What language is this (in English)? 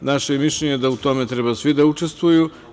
Serbian